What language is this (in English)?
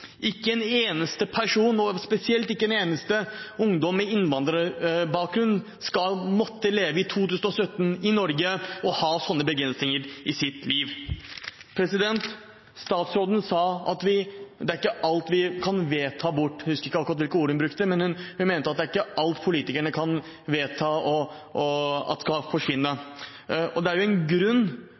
Norwegian Bokmål